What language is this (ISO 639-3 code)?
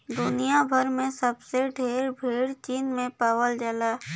bho